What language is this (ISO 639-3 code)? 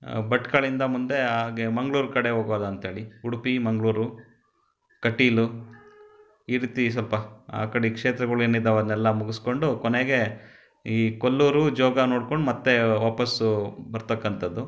kan